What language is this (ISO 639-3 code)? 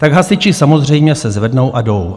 ces